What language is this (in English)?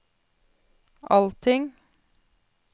Norwegian